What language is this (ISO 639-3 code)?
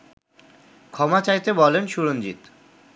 ben